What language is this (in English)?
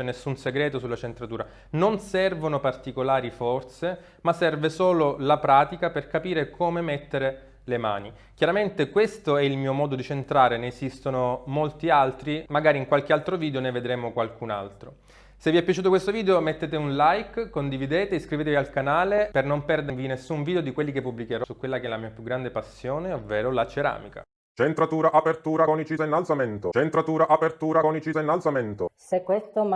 Italian